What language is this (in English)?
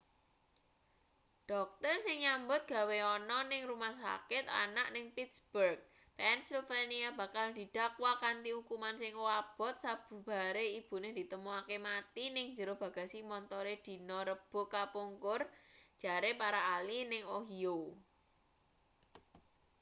Javanese